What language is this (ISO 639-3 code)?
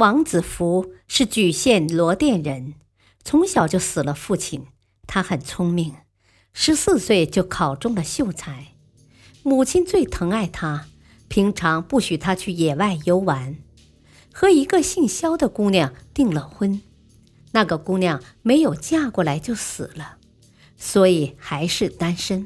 zho